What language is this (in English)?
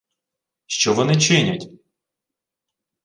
Ukrainian